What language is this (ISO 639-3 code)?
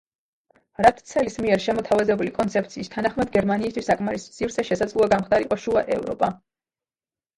kat